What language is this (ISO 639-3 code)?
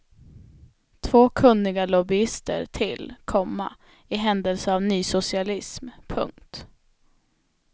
swe